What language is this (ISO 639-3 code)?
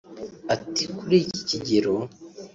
kin